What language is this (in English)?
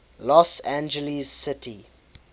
English